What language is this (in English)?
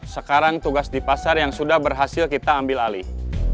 Indonesian